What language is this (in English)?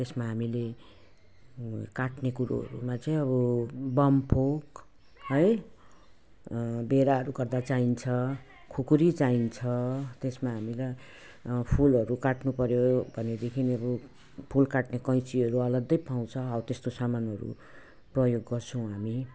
Nepali